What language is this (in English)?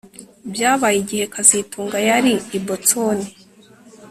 Kinyarwanda